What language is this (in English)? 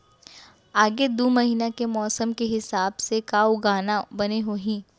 Chhattisgarhi